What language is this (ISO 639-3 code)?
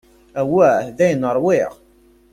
kab